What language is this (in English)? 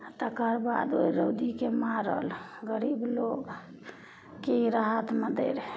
Maithili